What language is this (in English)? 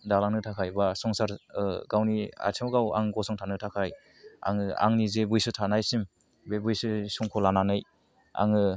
Bodo